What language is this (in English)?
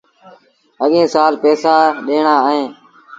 Sindhi Bhil